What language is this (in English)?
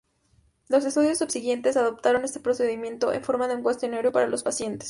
Spanish